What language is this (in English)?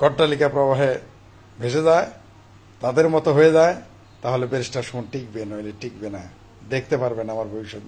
Arabic